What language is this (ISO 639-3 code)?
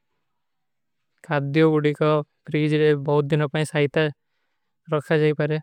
uki